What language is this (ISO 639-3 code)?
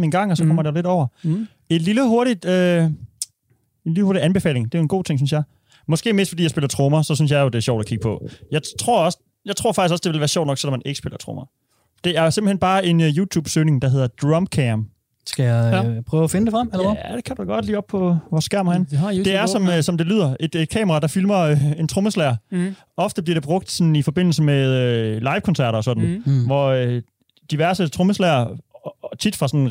dan